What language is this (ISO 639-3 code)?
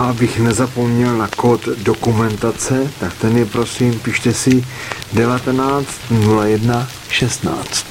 ces